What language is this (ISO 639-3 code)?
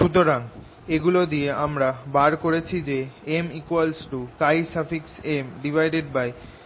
ben